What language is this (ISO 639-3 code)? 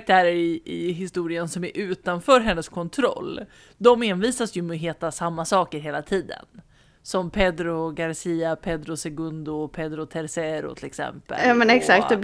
swe